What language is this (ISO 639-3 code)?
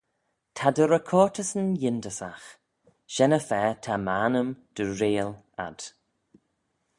glv